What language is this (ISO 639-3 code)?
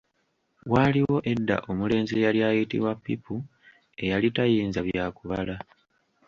lug